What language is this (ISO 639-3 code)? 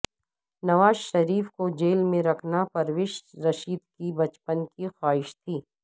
urd